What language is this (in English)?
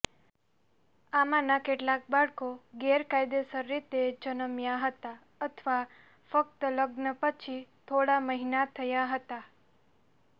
Gujarati